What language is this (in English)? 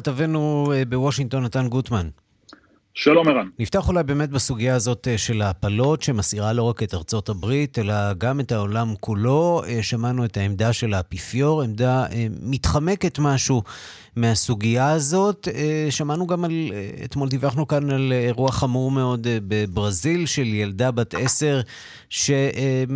Hebrew